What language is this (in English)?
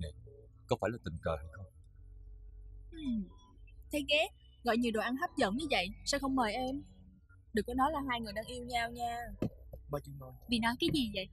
Vietnamese